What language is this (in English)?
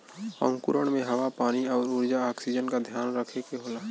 Bhojpuri